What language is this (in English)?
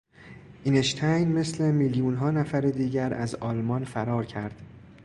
Persian